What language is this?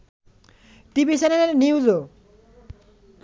Bangla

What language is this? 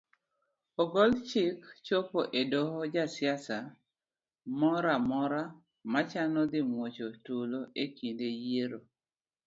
Luo (Kenya and Tanzania)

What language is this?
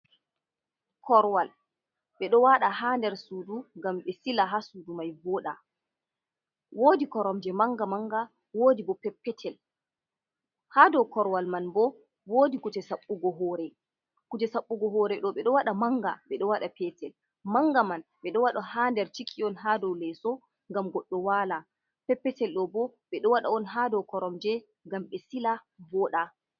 Fula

